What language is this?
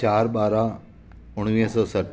Sindhi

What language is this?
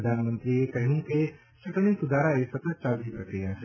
Gujarati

